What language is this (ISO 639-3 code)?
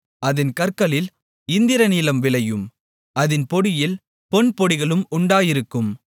tam